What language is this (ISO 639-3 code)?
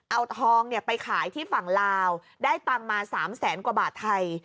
tha